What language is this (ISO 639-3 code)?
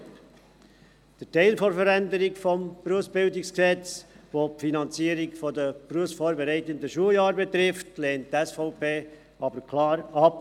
gsw